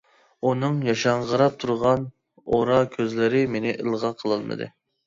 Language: Uyghur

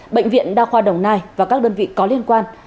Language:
Vietnamese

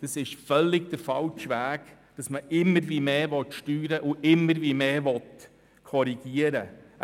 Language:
Swiss German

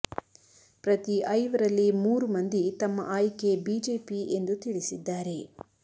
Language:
Kannada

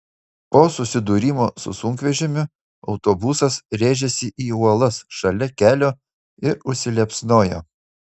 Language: Lithuanian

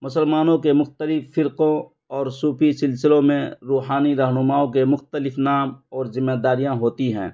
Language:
Urdu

